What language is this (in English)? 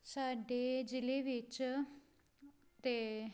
Punjabi